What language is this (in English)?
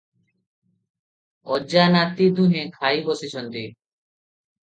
Odia